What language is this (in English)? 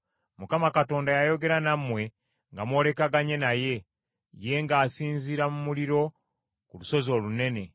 Ganda